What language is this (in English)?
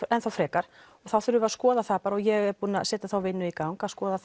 Icelandic